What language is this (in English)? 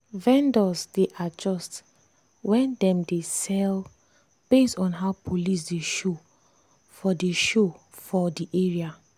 Nigerian Pidgin